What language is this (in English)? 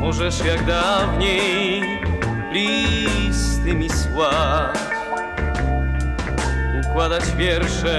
Polish